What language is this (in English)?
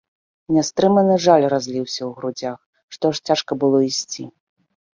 Belarusian